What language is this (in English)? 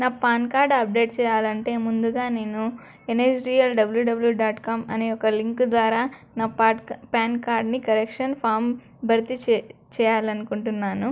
Telugu